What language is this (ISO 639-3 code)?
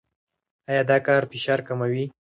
pus